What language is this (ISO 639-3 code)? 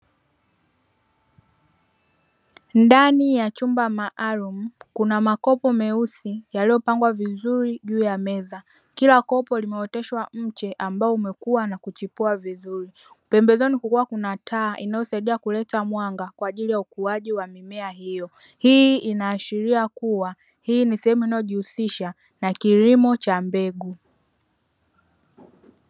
swa